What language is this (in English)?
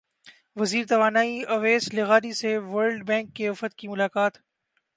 Urdu